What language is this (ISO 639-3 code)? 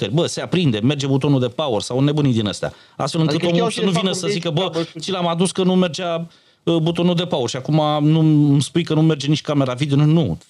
ron